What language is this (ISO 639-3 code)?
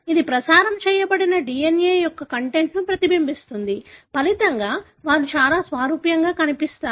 tel